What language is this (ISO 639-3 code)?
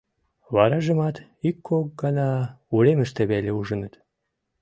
chm